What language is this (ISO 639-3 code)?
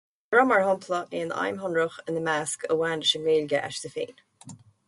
gle